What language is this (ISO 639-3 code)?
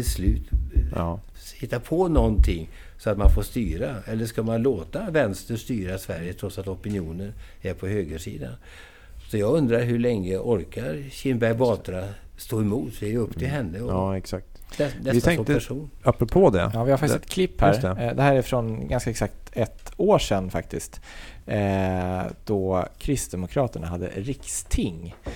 swe